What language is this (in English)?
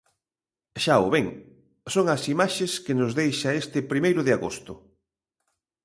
Galician